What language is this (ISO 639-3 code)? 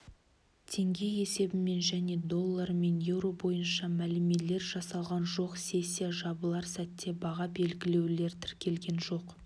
kaz